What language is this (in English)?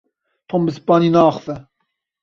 Kurdish